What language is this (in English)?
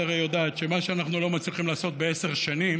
Hebrew